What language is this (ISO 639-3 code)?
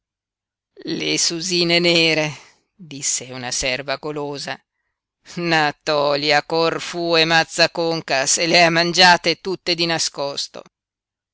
ita